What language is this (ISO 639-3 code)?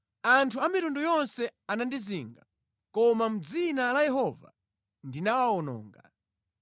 nya